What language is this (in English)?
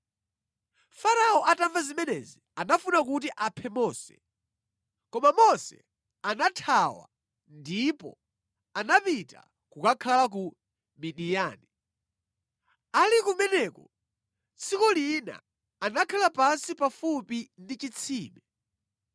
Nyanja